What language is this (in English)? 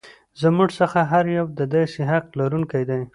Pashto